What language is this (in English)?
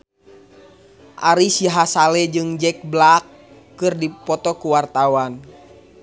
Sundanese